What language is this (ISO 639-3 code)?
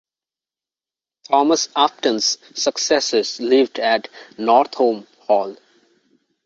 eng